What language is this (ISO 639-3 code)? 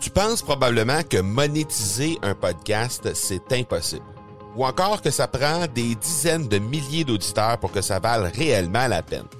fra